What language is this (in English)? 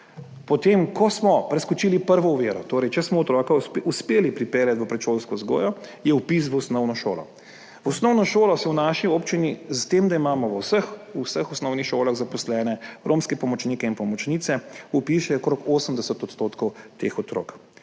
Slovenian